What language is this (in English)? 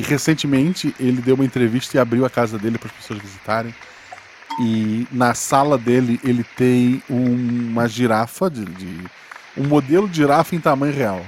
Portuguese